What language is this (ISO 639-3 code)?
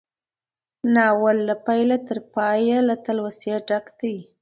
pus